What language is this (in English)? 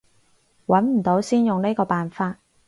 Cantonese